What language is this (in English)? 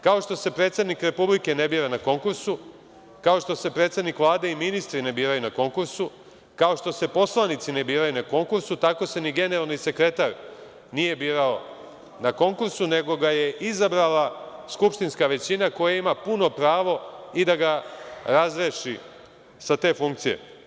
Serbian